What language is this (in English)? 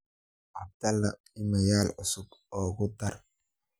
Somali